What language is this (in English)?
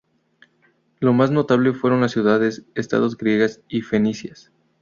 Spanish